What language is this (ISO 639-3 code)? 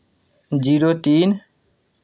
mai